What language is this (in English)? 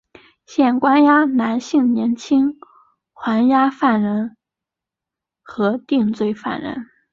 Chinese